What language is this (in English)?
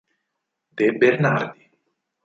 Italian